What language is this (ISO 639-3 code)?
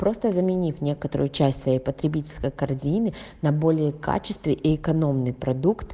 rus